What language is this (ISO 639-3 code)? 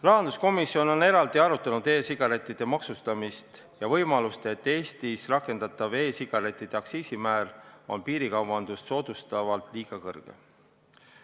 est